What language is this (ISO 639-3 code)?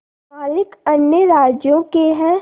hin